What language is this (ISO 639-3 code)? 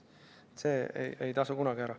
est